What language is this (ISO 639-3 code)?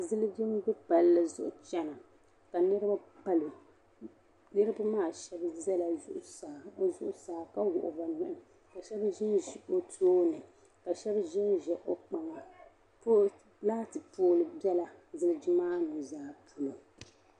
dag